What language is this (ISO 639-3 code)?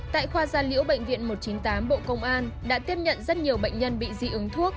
vie